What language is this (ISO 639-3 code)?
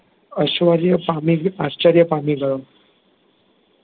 guj